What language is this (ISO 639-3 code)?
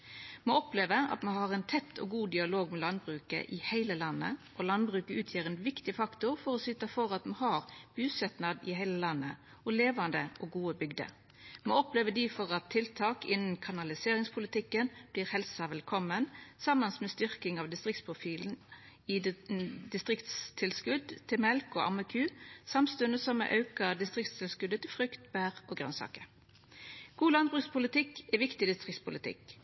nno